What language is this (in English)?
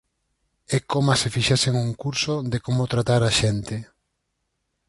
Galician